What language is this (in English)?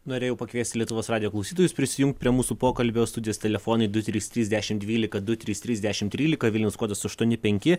Lithuanian